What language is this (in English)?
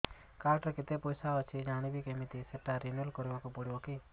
Odia